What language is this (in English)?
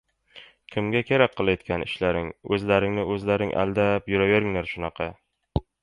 Uzbek